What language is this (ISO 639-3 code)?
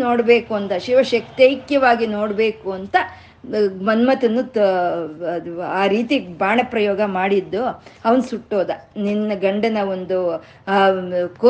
kan